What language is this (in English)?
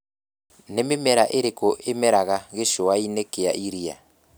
Kikuyu